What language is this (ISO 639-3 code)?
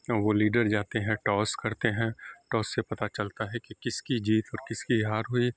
urd